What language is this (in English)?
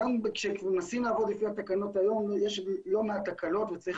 Hebrew